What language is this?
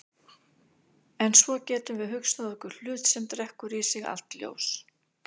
Icelandic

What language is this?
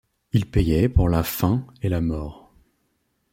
French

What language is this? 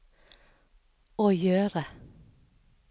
Norwegian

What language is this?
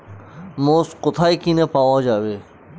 Bangla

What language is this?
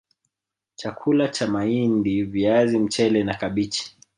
Swahili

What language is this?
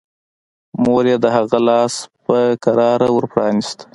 Pashto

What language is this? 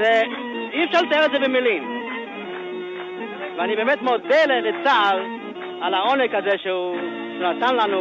Hebrew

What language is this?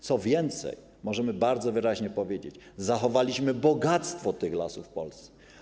Polish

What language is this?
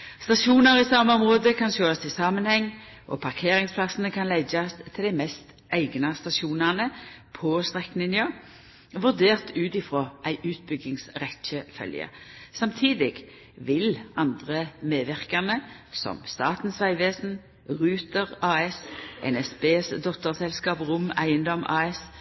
Norwegian Nynorsk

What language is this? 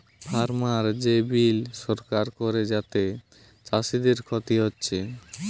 Bangla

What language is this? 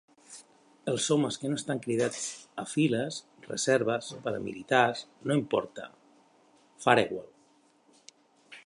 Catalan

